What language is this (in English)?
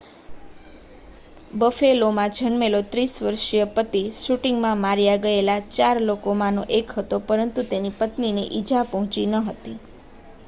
Gujarati